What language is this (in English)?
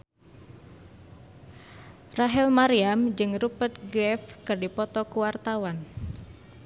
Sundanese